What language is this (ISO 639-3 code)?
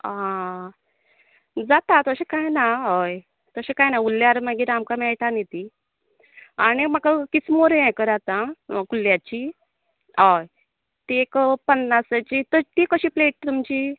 kok